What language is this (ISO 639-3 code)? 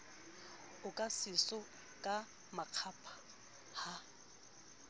sot